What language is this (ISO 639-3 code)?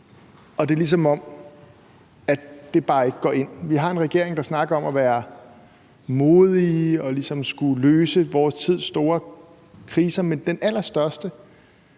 dan